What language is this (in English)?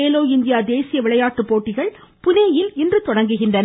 Tamil